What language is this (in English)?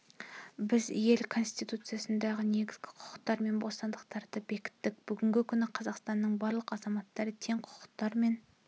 Kazakh